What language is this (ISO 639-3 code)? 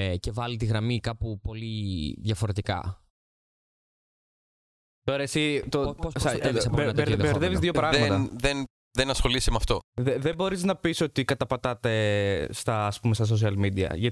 ell